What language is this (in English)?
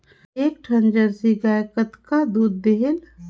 Chhattisgarhi